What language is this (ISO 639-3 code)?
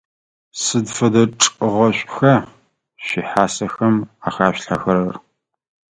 ady